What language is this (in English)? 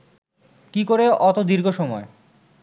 Bangla